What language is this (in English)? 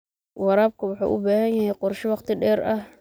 Somali